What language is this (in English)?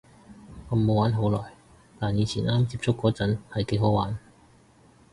Cantonese